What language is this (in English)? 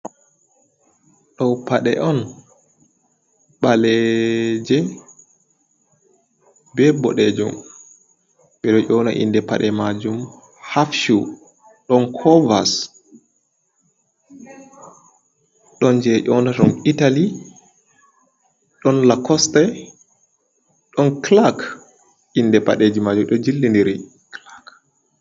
Fula